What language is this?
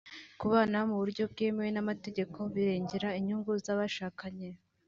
Kinyarwanda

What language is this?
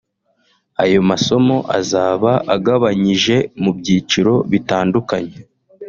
Kinyarwanda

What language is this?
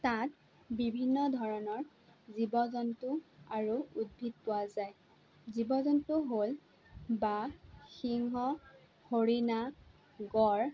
Assamese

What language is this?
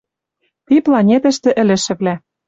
Western Mari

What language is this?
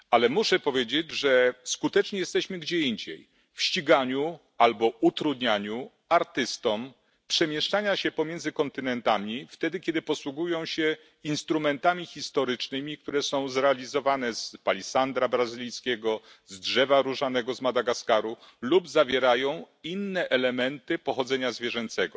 Polish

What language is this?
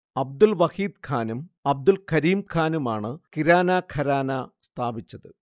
Malayalam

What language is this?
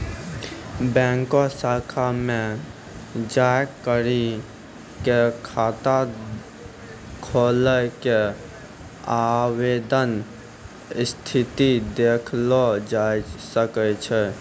Maithili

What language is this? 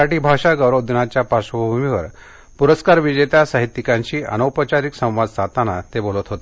Marathi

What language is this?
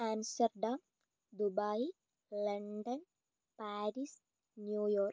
Malayalam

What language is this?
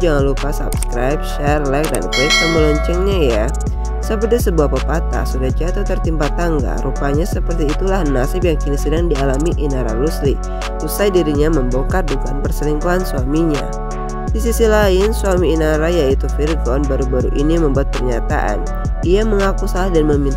Indonesian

